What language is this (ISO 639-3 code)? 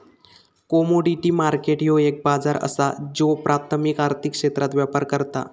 mar